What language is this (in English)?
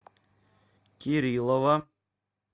Russian